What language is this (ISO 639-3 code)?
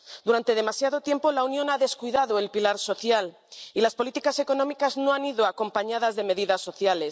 spa